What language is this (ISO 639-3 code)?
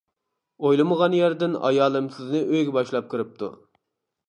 uig